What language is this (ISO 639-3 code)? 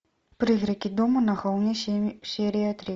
rus